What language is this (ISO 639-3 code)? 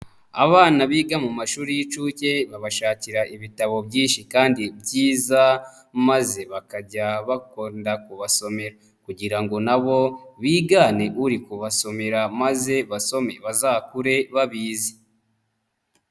kin